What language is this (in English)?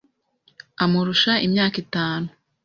Kinyarwanda